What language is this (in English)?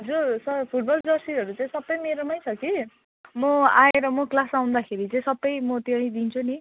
Nepali